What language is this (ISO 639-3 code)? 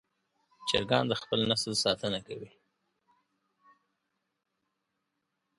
pus